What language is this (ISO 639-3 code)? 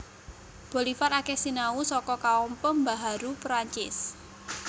jav